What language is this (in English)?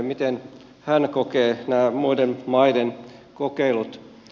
Finnish